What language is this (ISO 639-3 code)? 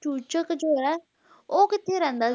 pan